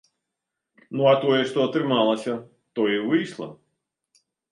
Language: Belarusian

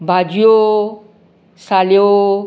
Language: Konkani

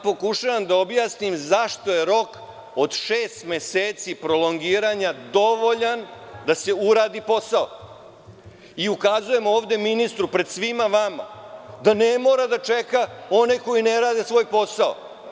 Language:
Serbian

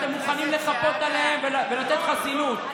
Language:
Hebrew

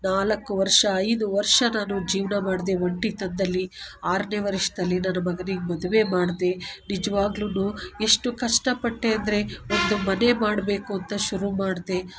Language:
Kannada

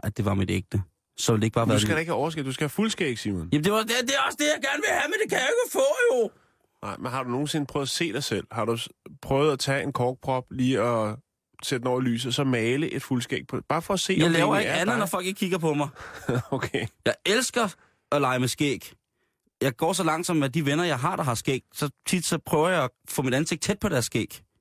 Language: Danish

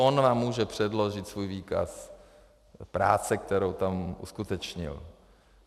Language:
Czech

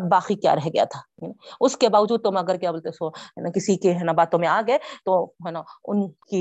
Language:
Urdu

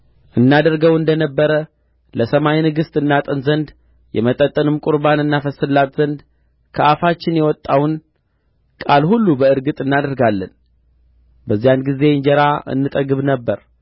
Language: Amharic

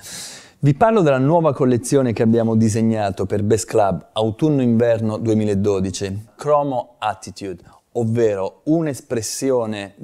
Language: Italian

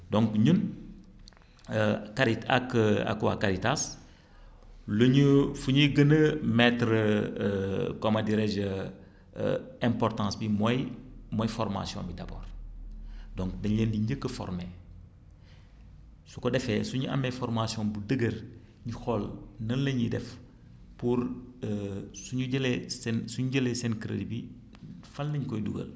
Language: Wolof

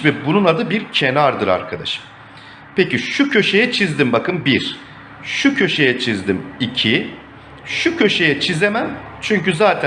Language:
Turkish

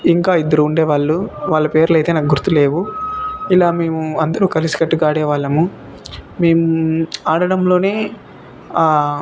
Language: Telugu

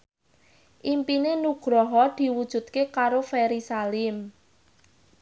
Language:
Javanese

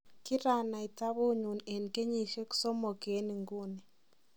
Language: Kalenjin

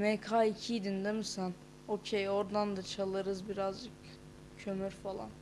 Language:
Turkish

